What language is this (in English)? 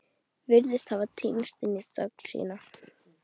Icelandic